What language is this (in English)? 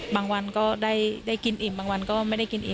Thai